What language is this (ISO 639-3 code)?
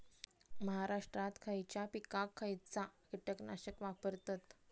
mar